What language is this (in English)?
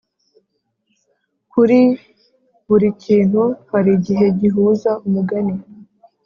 Kinyarwanda